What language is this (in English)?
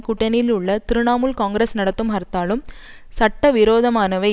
Tamil